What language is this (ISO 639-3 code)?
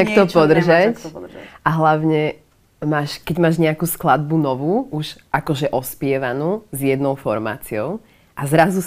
slk